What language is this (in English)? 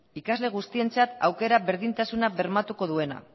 Basque